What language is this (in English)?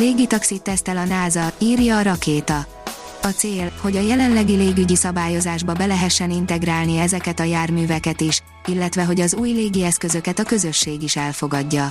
Hungarian